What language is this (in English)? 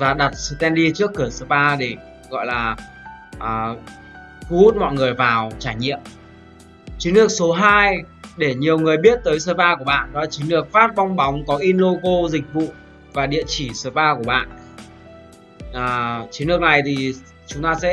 Vietnamese